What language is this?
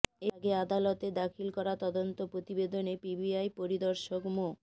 Bangla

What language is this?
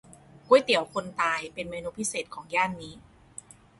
Thai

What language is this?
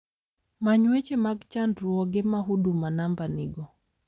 Luo (Kenya and Tanzania)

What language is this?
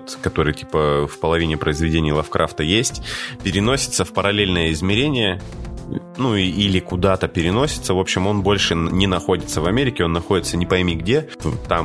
Russian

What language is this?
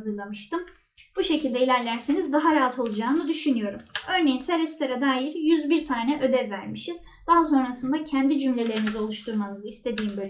Turkish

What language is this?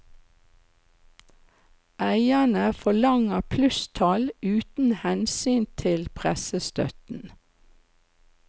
Norwegian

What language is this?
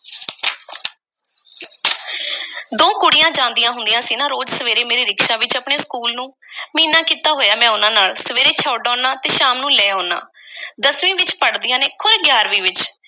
Punjabi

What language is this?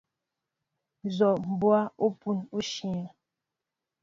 Mbo (Cameroon)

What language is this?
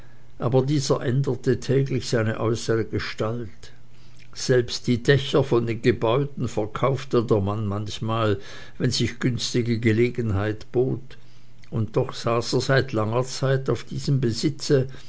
German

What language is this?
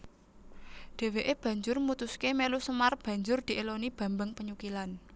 Javanese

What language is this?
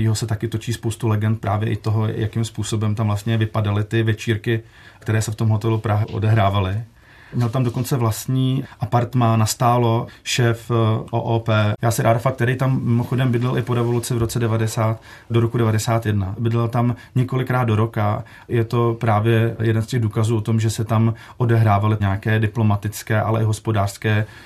Czech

